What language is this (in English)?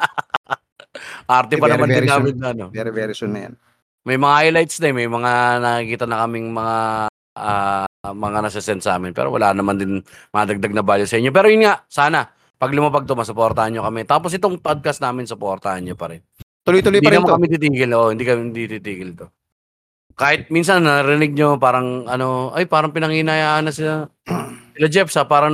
Filipino